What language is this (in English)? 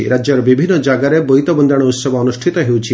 Odia